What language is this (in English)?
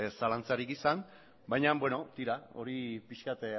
Basque